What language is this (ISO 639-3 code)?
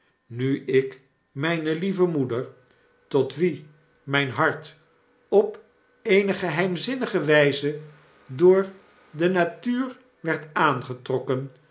nld